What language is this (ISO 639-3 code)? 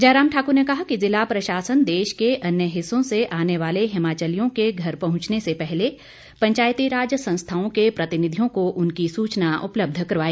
hin